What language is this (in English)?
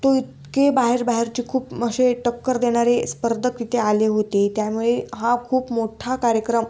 Marathi